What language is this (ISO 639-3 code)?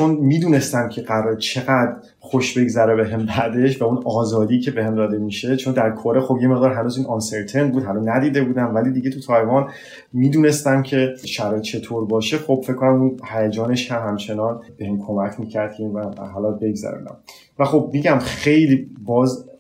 fas